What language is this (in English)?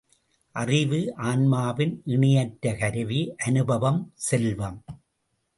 Tamil